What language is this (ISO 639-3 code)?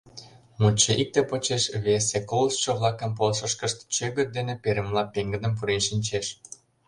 chm